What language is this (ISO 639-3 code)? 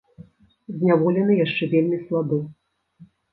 bel